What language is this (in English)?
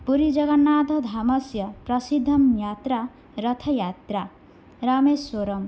Sanskrit